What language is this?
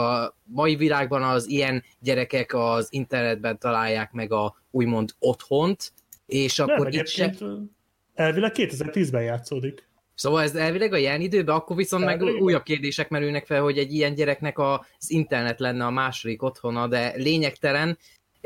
Hungarian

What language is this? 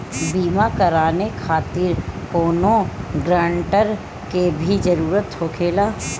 Bhojpuri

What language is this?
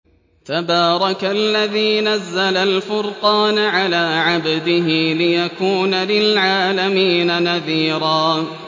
Arabic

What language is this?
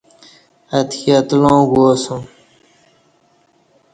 Kati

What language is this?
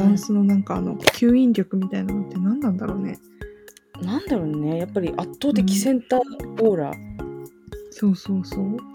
Japanese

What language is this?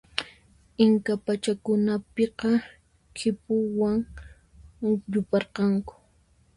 Puno Quechua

